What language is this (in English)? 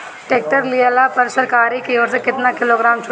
Bhojpuri